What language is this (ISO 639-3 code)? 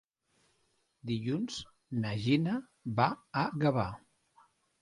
cat